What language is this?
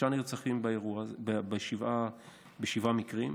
Hebrew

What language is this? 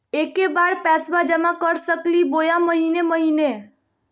Magahi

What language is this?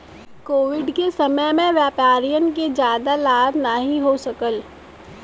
Bhojpuri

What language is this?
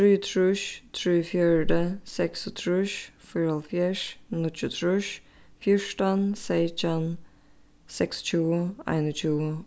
Faroese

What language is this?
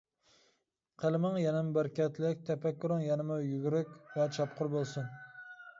Uyghur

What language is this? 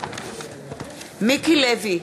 Hebrew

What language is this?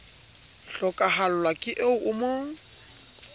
Southern Sotho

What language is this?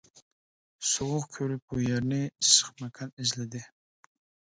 Uyghur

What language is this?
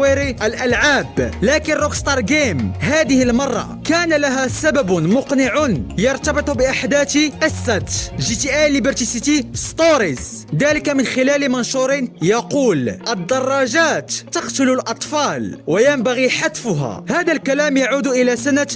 Arabic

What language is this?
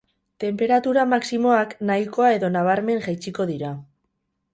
Basque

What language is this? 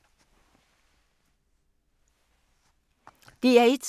Danish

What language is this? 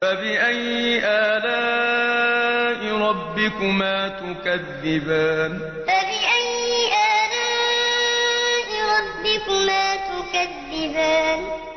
Arabic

